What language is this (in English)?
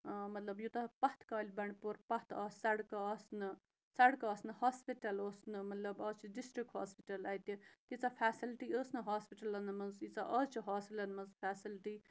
Kashmiri